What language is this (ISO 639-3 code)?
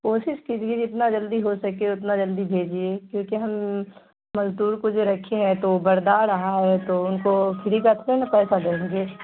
urd